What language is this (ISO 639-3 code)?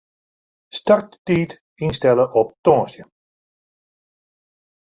fry